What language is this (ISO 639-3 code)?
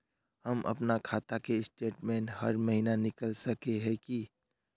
mag